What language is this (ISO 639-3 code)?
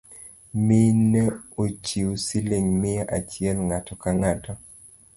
luo